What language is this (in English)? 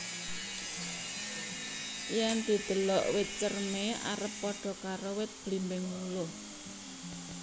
Javanese